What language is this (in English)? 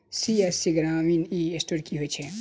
Maithili